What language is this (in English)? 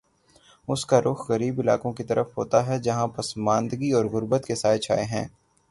Urdu